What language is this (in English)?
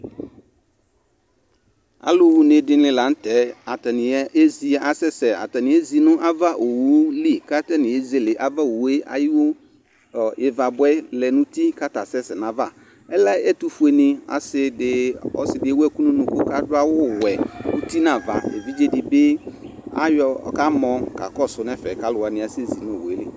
Ikposo